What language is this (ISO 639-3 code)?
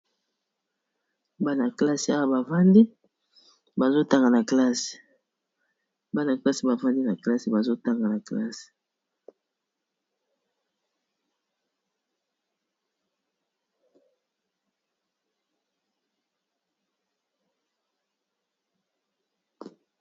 lin